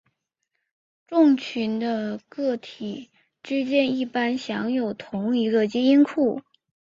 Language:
Chinese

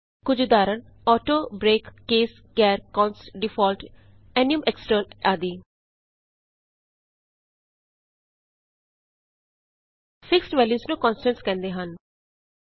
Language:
Punjabi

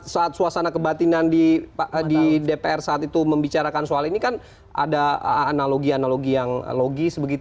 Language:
Indonesian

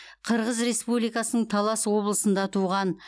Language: Kazakh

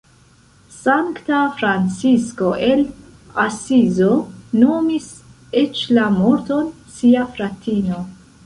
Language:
Esperanto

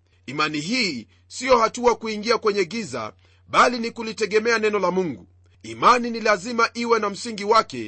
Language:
Swahili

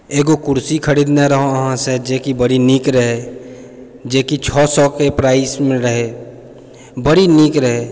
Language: Maithili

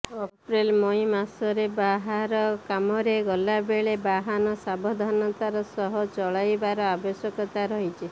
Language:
Odia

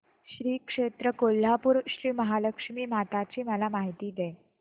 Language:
Marathi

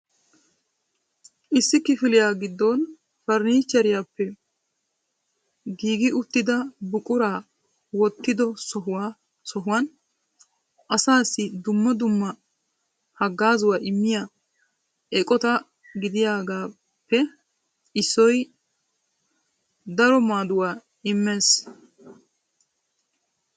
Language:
Wolaytta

